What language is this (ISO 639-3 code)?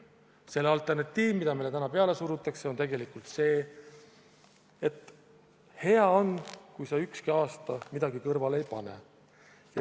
est